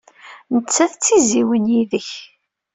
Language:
Kabyle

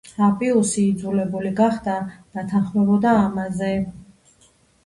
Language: Georgian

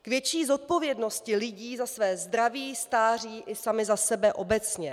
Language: Czech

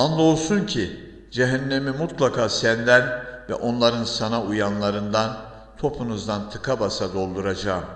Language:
Turkish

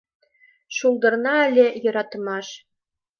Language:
Mari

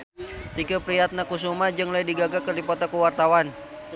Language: Sundanese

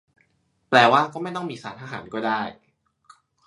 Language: Thai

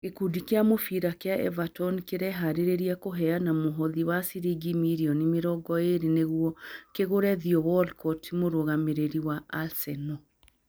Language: Kikuyu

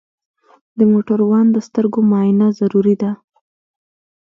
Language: Pashto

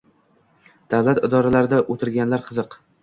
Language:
Uzbek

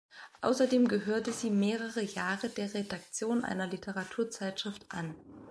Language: German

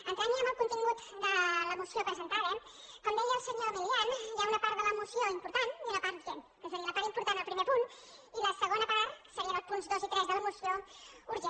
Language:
Catalan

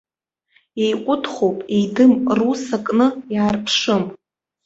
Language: Abkhazian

